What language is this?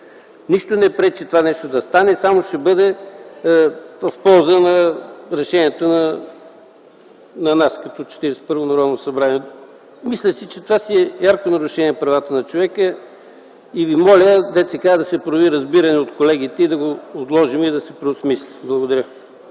Bulgarian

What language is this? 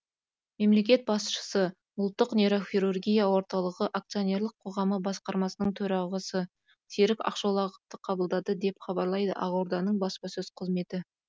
Kazakh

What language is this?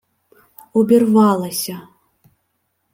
Ukrainian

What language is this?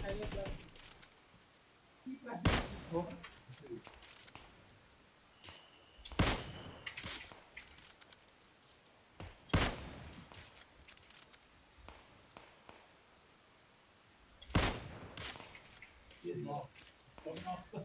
Vietnamese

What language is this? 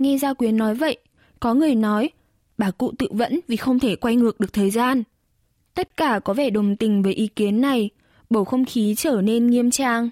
Vietnamese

